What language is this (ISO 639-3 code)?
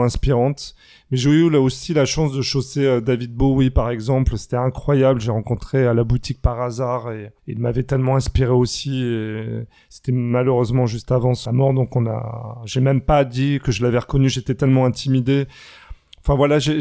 fra